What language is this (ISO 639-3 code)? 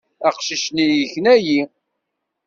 kab